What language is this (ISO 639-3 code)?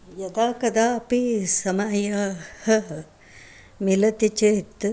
san